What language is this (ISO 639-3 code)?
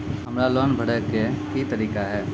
mai